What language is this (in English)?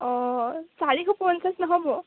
Assamese